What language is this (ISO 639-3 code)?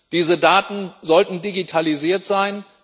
deu